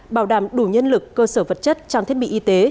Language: Vietnamese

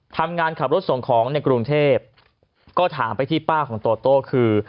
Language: Thai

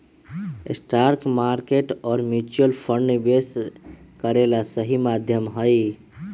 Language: Magahi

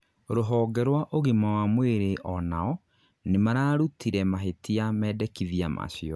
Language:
Kikuyu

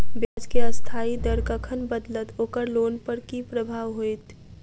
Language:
Maithili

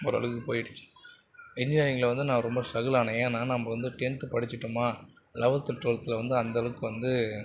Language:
Tamil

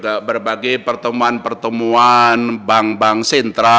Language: Indonesian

